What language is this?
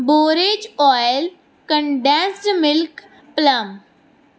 Punjabi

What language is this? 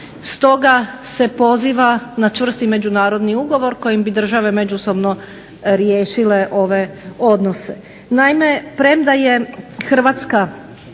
Croatian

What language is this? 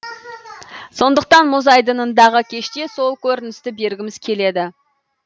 Kazakh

